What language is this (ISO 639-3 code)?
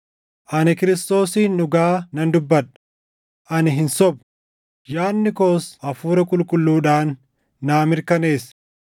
orm